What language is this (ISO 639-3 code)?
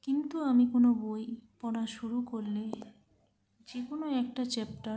ben